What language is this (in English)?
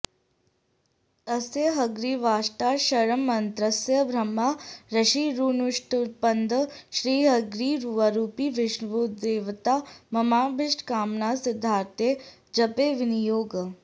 Sanskrit